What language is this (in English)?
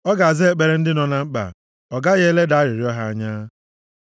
Igbo